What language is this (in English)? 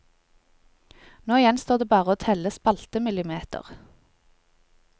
Norwegian